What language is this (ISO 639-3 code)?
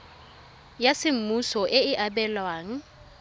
tsn